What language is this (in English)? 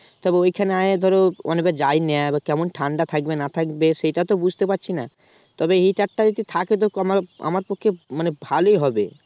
Bangla